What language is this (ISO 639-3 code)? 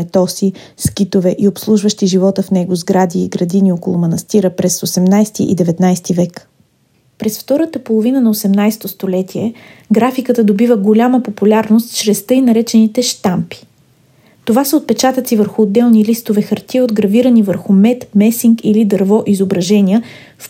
bul